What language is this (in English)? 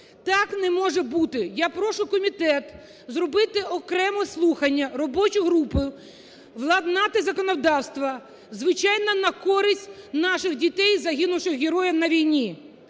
Ukrainian